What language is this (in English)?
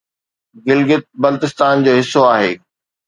Sindhi